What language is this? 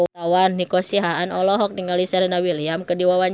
Sundanese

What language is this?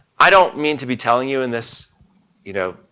English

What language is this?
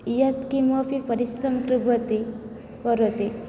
Sanskrit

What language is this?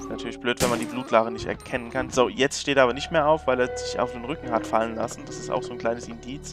German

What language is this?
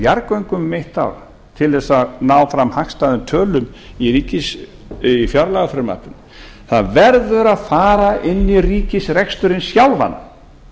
Icelandic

